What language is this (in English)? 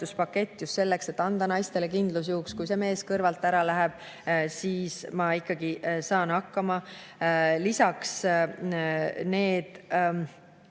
Estonian